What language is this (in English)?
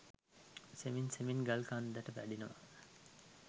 Sinhala